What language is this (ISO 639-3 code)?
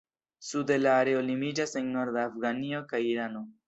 epo